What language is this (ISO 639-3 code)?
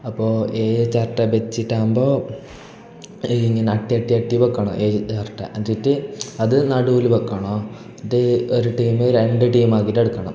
mal